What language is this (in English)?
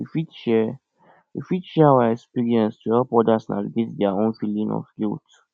Nigerian Pidgin